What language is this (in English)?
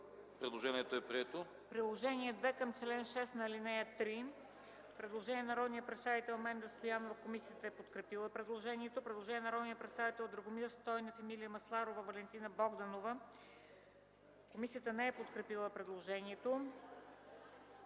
Bulgarian